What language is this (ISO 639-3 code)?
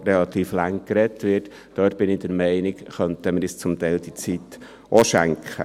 gsw